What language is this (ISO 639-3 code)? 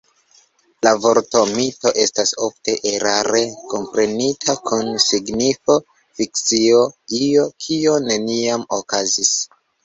epo